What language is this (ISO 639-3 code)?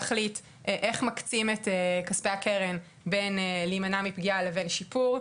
heb